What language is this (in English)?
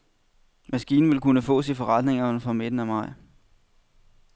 Danish